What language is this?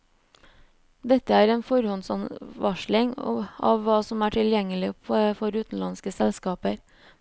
Norwegian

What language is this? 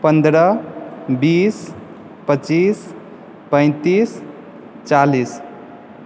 Maithili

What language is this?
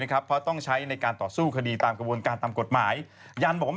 Thai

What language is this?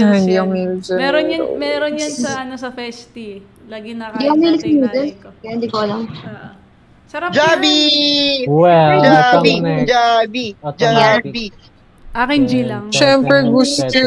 Filipino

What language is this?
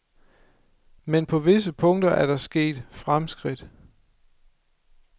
Danish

